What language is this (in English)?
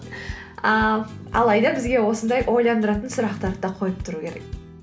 Kazakh